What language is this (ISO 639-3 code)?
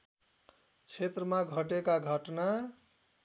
nep